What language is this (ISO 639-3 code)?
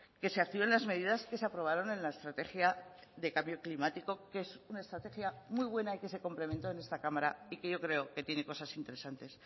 spa